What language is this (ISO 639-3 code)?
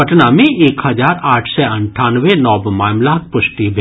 mai